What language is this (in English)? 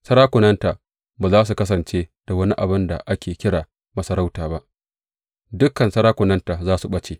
Hausa